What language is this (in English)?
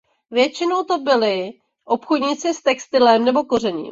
Czech